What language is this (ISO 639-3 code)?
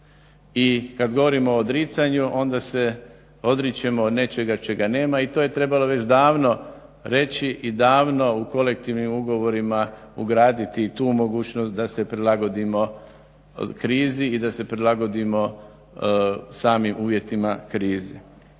hrv